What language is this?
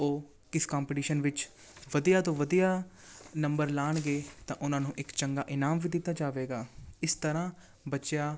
Punjabi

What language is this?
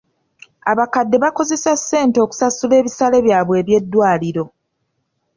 Ganda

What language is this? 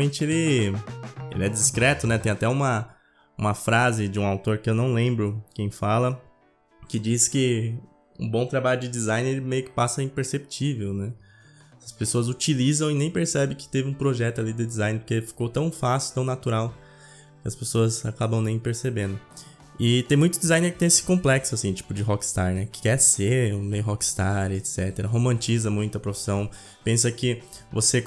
Portuguese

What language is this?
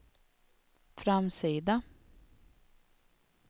Swedish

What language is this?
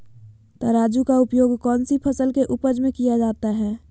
Magahi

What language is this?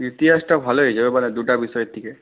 Bangla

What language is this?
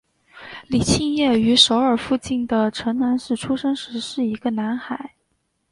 Chinese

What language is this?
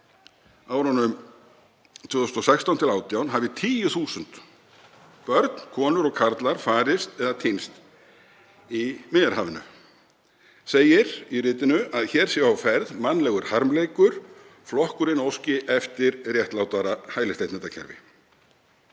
Icelandic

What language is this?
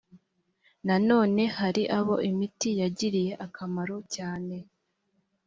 Kinyarwanda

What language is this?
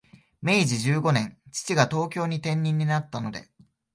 Japanese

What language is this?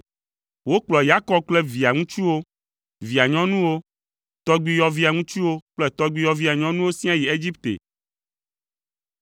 Ewe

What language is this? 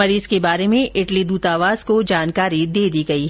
Hindi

